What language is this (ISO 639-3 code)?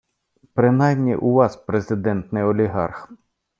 ukr